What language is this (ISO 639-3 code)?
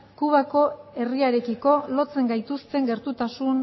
eus